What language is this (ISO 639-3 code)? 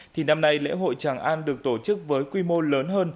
vie